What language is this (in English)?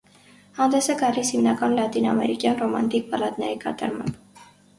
Armenian